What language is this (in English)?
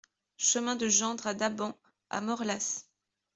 French